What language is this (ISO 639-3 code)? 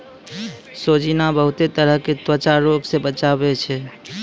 mai